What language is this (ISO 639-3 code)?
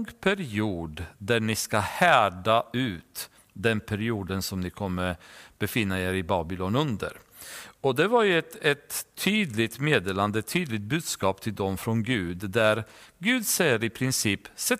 swe